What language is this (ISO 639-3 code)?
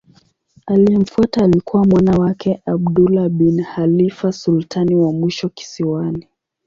swa